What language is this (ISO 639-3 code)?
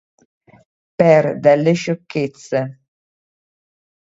ita